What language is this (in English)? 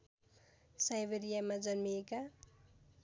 Nepali